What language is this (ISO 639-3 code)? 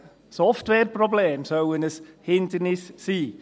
gsw